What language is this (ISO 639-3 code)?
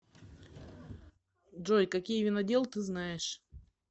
rus